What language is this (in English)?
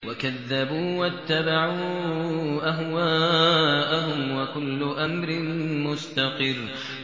Arabic